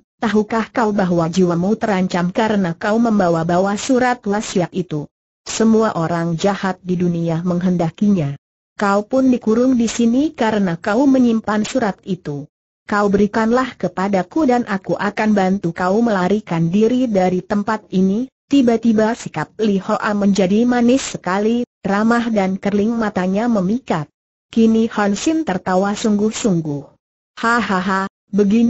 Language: Indonesian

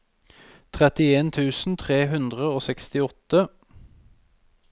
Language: Norwegian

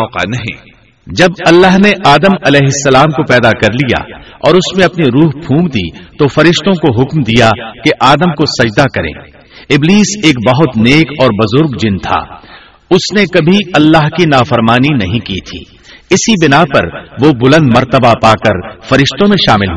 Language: Urdu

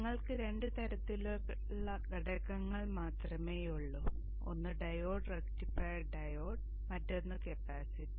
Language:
Malayalam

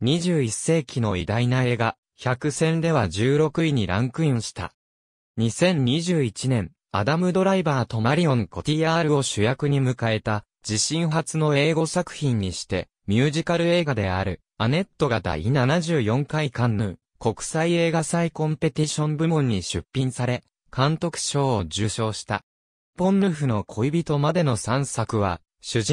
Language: Japanese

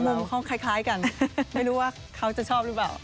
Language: Thai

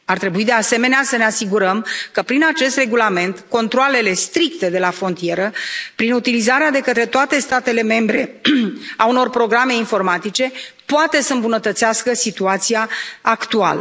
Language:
Romanian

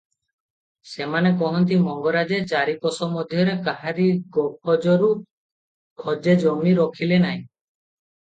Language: Odia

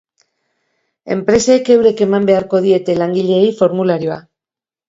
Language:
Basque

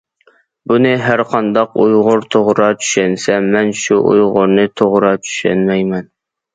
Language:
Uyghur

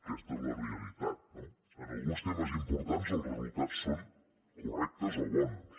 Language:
Catalan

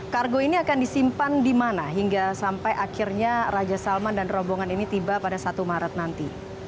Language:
Indonesian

